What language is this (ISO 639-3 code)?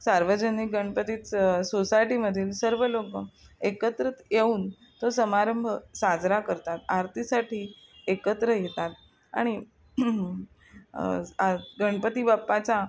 mar